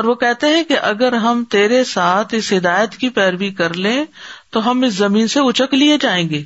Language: Urdu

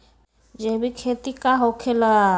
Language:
Magahi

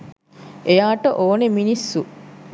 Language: Sinhala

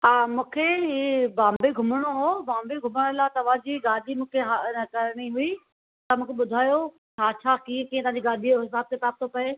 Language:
Sindhi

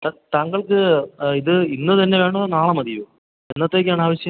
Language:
Malayalam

